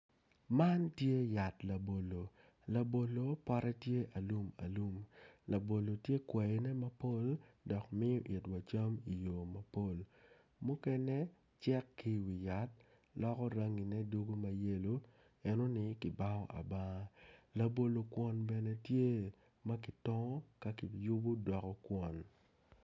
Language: Acoli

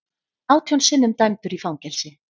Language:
Icelandic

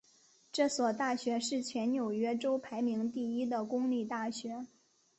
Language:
Chinese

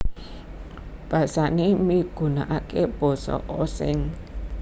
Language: Javanese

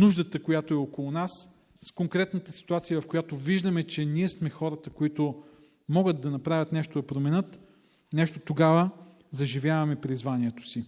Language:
Bulgarian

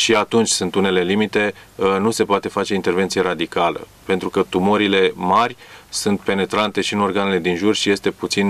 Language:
Romanian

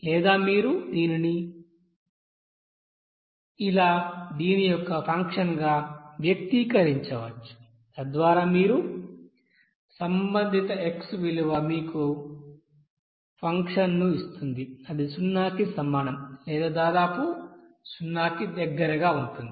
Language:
Telugu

